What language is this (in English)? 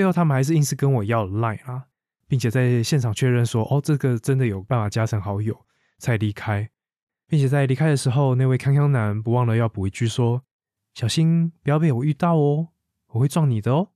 Chinese